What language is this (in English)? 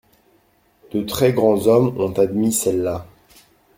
French